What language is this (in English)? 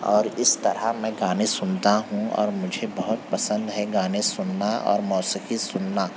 Urdu